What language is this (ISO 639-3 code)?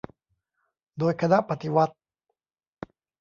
tha